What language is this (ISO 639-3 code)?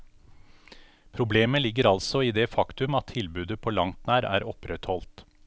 nor